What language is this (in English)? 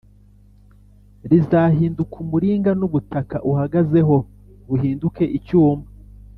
Kinyarwanda